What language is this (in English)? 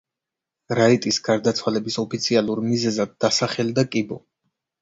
Georgian